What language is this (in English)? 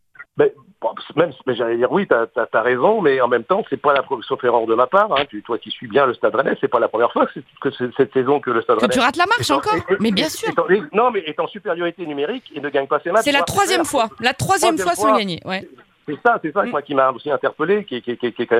French